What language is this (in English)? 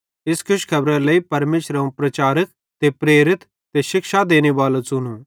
Bhadrawahi